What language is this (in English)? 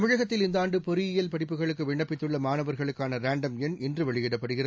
Tamil